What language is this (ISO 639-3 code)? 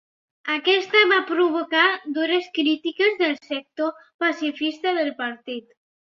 cat